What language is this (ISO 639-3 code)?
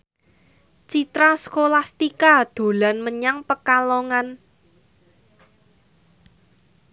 jav